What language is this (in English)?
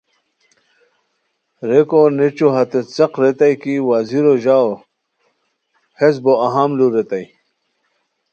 Khowar